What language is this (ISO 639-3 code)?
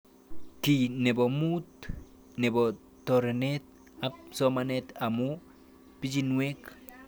kln